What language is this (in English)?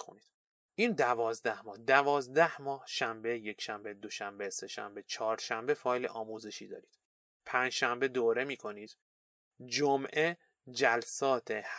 Persian